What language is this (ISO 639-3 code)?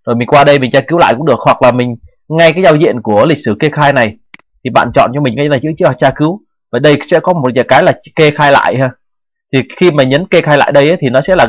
vie